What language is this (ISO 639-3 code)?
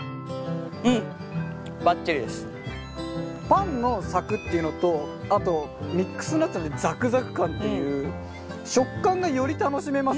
jpn